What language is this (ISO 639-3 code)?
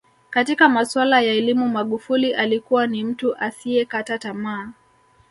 swa